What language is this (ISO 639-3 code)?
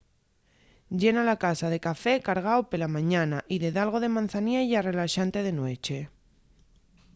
ast